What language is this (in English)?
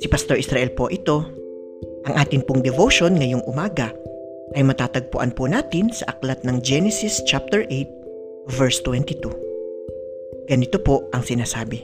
Filipino